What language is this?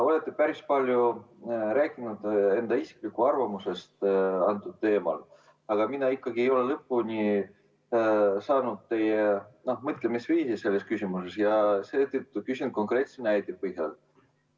Estonian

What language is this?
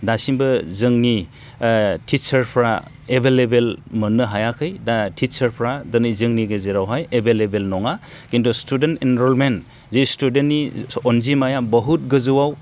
Bodo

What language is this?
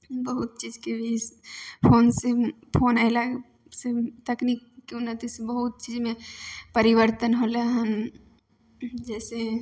Maithili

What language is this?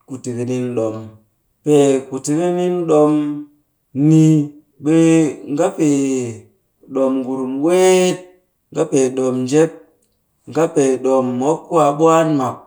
Cakfem-Mushere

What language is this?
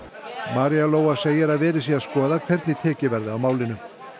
Icelandic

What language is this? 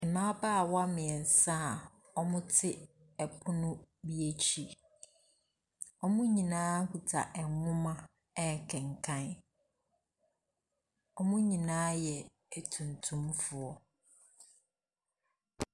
Akan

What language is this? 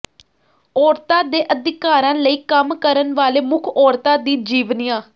Punjabi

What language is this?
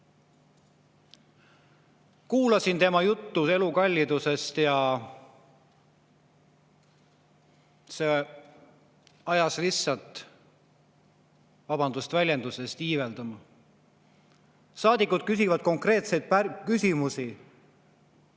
Estonian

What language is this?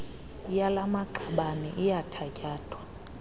Xhosa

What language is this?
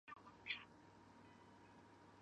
Chinese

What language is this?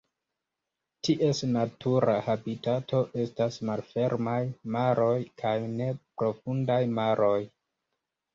Esperanto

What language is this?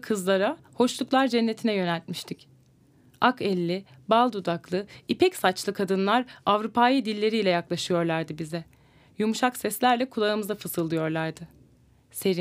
Turkish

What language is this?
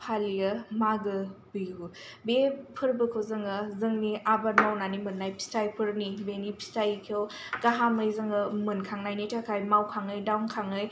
Bodo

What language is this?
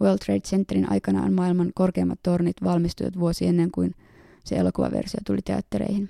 Finnish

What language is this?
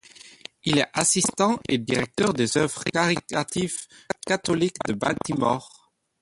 French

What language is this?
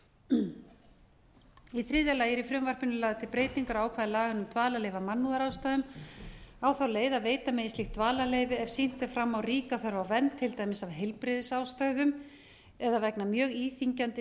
Icelandic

